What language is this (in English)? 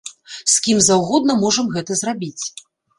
Belarusian